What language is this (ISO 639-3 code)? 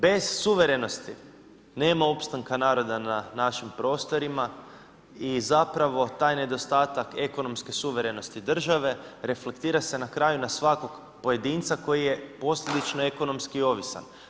hrv